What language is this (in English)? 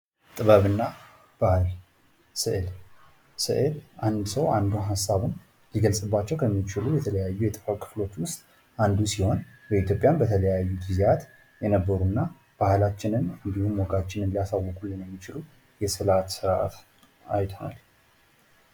Amharic